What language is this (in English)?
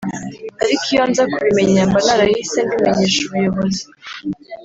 Kinyarwanda